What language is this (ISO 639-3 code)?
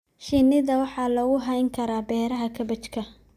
som